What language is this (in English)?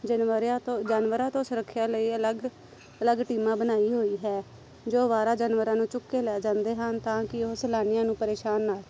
Punjabi